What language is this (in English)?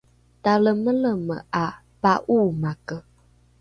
Rukai